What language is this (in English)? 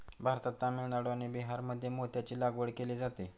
Marathi